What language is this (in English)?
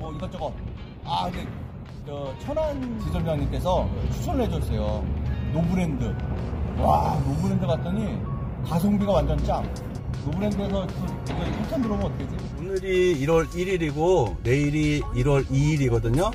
Korean